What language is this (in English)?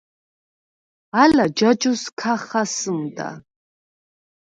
Svan